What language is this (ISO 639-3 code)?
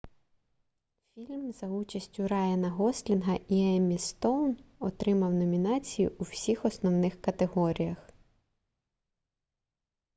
ukr